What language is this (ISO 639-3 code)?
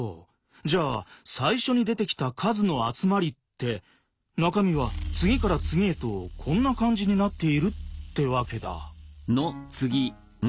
jpn